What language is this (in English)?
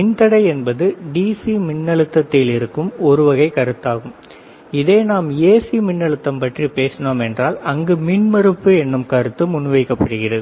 Tamil